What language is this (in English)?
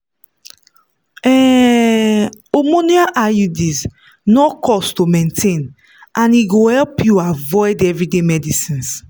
Nigerian Pidgin